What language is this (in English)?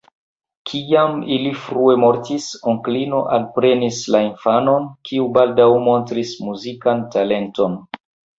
Esperanto